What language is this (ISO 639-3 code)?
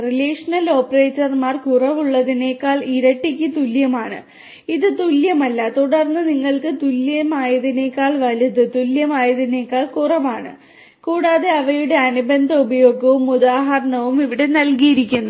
mal